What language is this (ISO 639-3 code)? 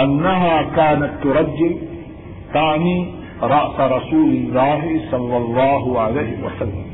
urd